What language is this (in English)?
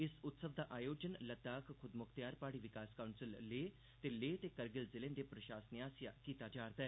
Dogri